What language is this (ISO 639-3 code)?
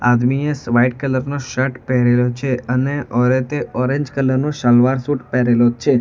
guj